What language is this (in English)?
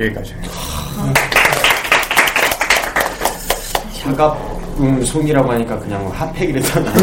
Korean